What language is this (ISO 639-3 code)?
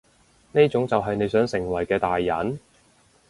yue